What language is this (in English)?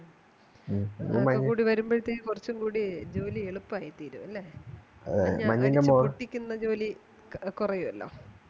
Malayalam